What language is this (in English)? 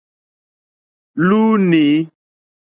Mokpwe